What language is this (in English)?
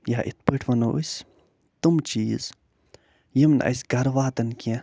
Kashmiri